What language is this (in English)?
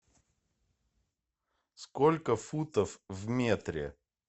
Russian